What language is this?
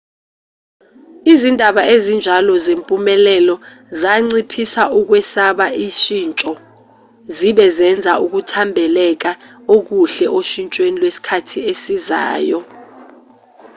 Zulu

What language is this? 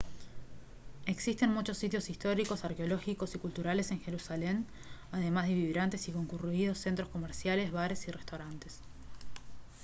Spanish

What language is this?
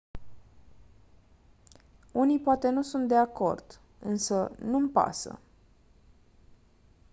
Romanian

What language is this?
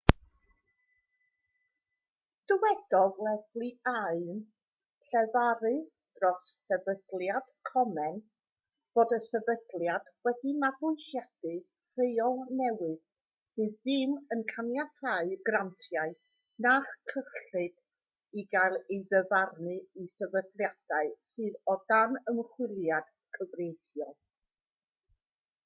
Welsh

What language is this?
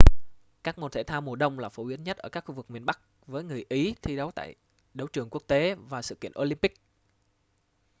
Vietnamese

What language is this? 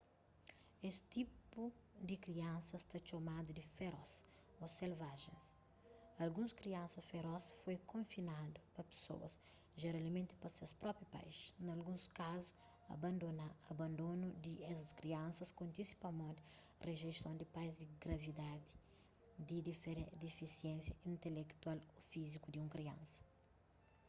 Kabuverdianu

